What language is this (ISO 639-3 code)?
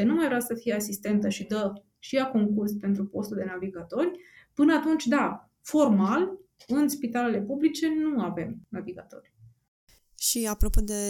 ron